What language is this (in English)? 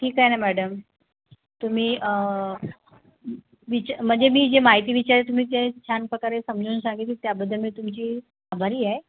Marathi